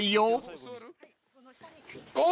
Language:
Japanese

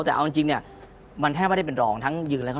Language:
Thai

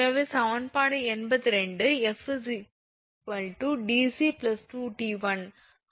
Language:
Tamil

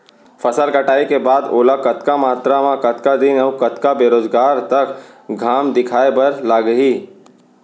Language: Chhattisgarhi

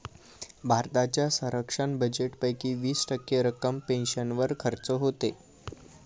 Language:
Marathi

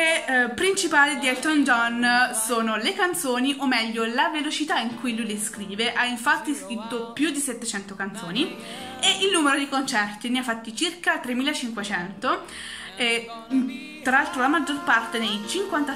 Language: Italian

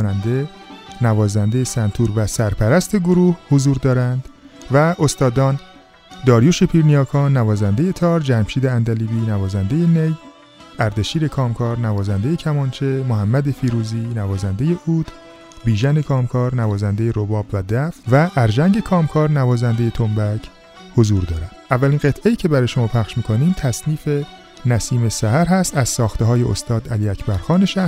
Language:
Persian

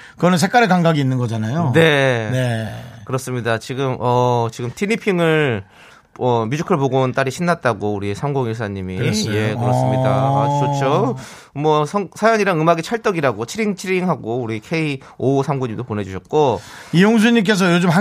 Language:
Korean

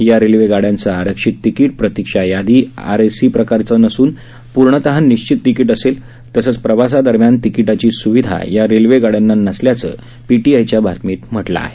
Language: Marathi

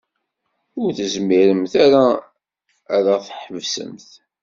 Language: Kabyle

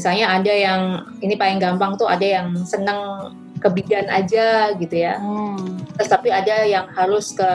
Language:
Indonesian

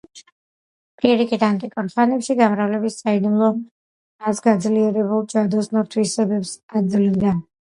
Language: Georgian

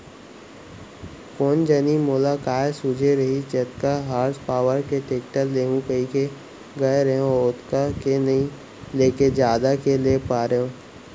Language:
Chhattisgarhi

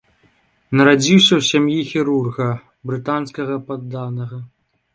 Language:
Belarusian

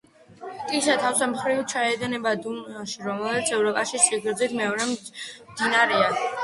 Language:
Georgian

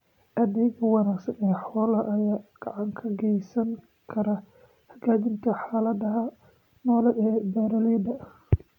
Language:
Somali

